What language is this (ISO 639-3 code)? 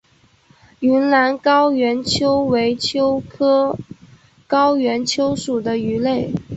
zho